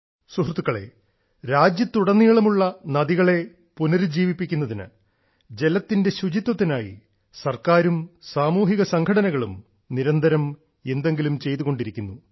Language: Malayalam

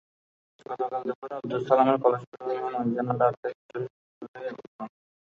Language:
Bangla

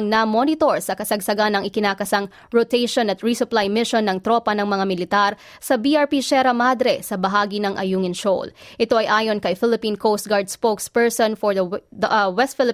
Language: Filipino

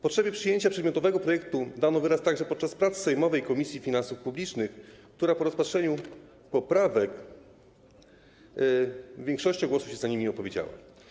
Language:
Polish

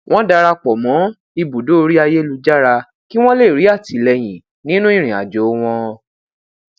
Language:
Yoruba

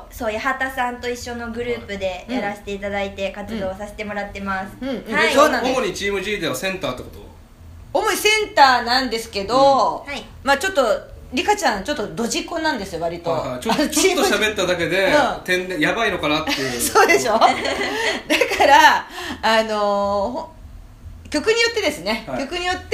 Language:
Japanese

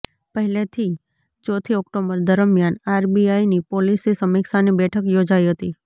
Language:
Gujarati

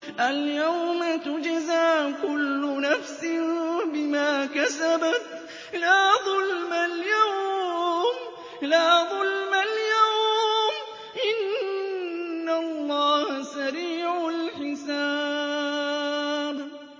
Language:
Arabic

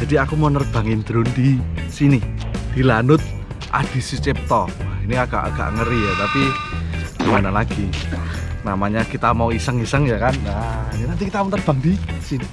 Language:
Indonesian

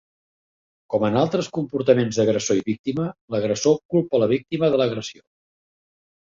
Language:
Catalan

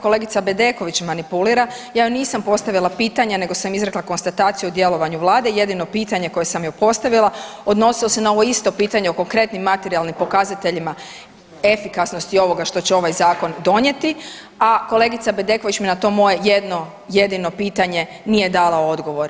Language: Croatian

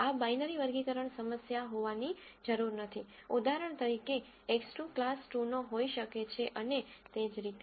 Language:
Gujarati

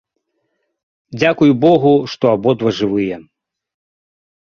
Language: Belarusian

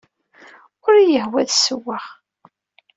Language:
Kabyle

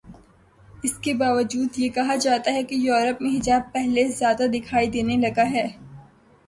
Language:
Urdu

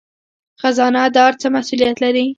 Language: Pashto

